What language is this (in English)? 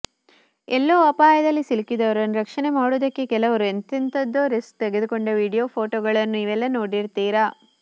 Kannada